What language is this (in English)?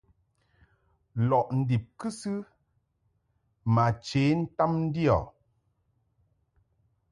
Mungaka